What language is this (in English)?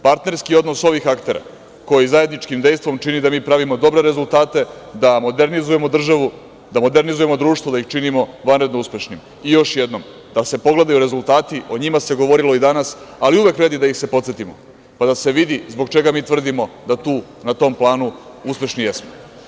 Serbian